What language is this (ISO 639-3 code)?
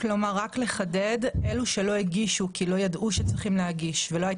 heb